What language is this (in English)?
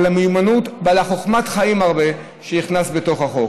Hebrew